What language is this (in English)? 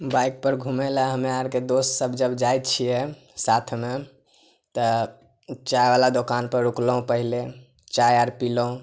Maithili